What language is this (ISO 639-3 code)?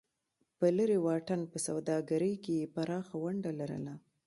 pus